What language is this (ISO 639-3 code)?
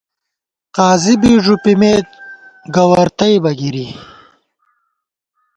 gwt